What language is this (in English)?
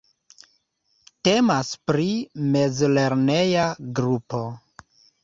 Esperanto